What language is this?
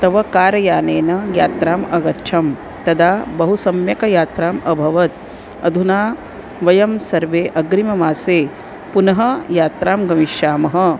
Sanskrit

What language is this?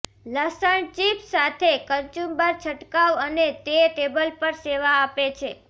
Gujarati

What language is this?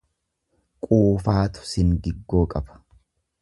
Oromo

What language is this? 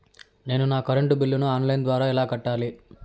Telugu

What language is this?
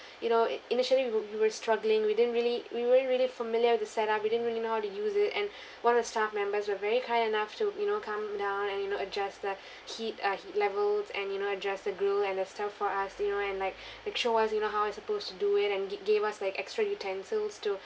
English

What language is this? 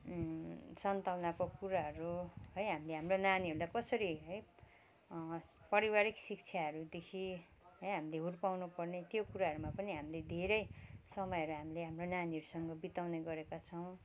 Nepali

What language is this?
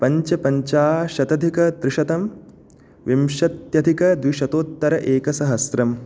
Sanskrit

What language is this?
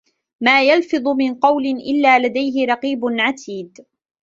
Arabic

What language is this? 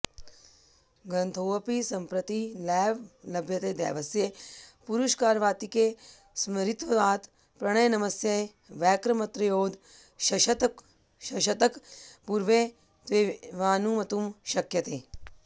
Sanskrit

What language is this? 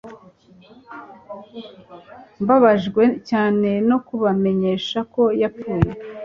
Kinyarwanda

